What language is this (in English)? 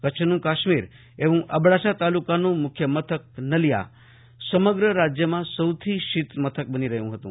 Gujarati